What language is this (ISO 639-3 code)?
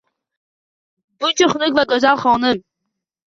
uzb